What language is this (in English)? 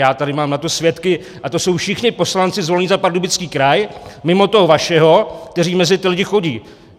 Czech